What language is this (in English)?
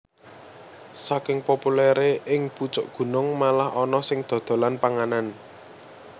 Javanese